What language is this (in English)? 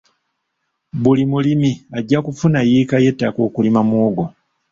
Ganda